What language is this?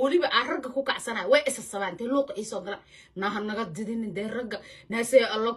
Arabic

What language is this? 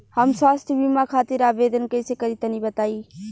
Bhojpuri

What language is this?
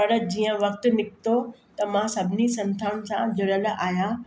Sindhi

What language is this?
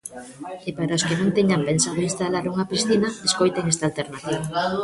Galician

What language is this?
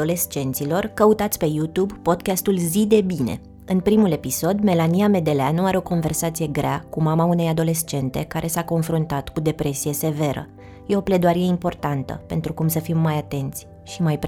Romanian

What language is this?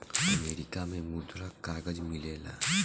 Bhojpuri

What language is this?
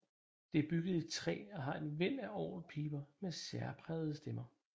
Danish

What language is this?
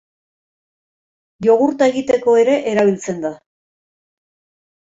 Basque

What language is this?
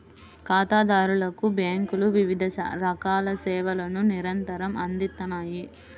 Telugu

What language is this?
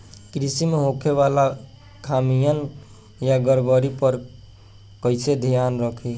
Bhojpuri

